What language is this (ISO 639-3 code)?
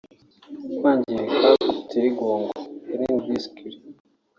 kin